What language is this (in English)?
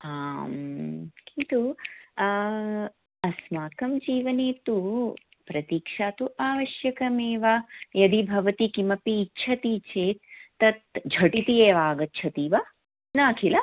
Sanskrit